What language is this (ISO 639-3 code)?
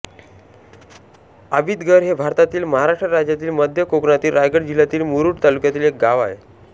mar